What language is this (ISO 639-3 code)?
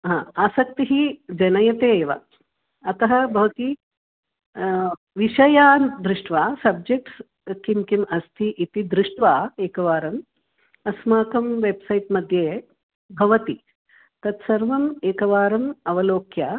san